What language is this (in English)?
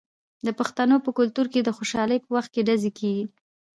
Pashto